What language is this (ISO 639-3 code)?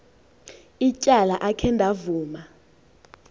xho